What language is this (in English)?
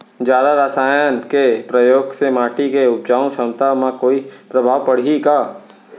Chhattisgarhi